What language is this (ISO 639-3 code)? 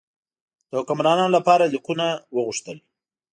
pus